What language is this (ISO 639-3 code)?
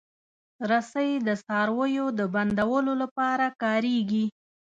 pus